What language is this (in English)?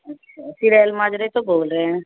Punjabi